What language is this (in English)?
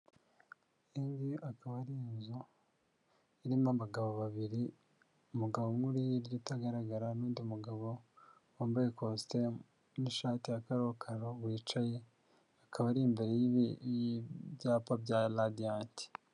Kinyarwanda